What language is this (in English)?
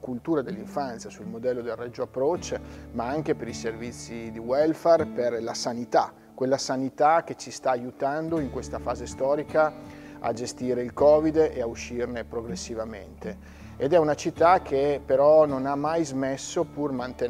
Italian